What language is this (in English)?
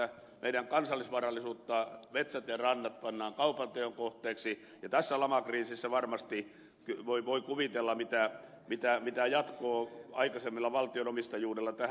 Finnish